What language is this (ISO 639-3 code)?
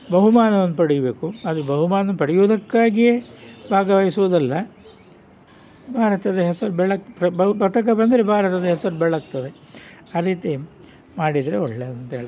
kan